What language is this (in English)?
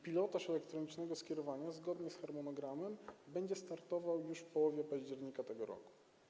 Polish